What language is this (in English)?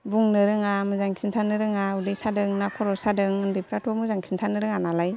Bodo